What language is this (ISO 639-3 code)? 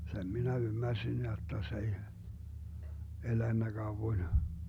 fin